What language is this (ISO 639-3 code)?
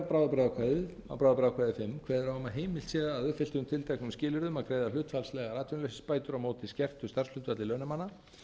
isl